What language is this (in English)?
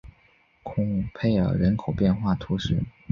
Chinese